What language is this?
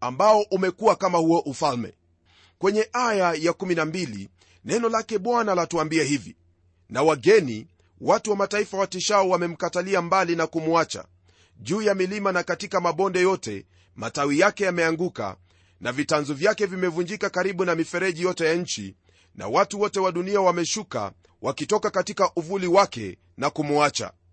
Swahili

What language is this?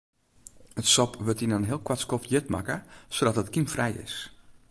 Western Frisian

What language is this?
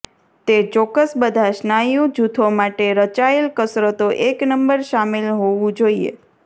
Gujarati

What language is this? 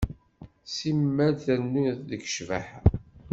Kabyle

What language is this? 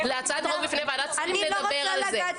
Hebrew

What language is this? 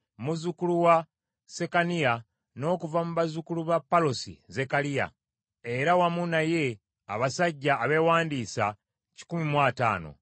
Ganda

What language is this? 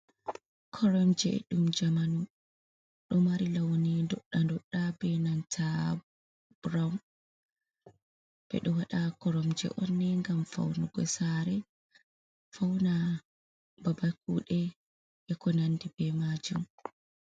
Fula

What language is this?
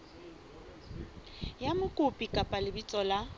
Southern Sotho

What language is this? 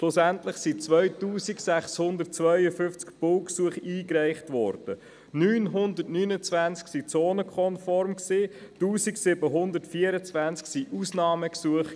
Swiss German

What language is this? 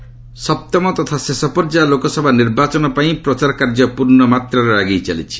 Odia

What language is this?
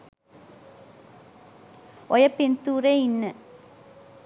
Sinhala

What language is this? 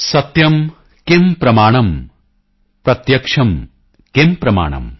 Punjabi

